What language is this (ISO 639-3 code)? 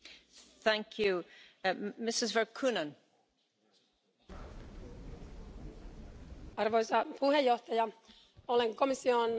fin